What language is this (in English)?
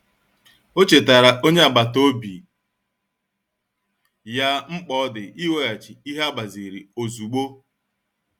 Igbo